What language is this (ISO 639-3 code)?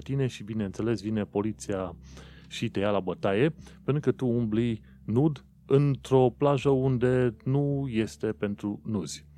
ron